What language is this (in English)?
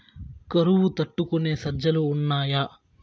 Telugu